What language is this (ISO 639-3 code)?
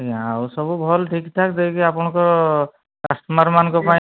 ori